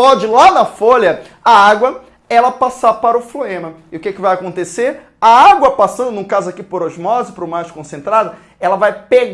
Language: Portuguese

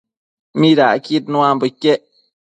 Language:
Matsés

